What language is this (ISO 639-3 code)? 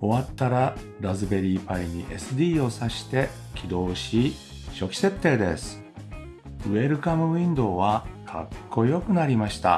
jpn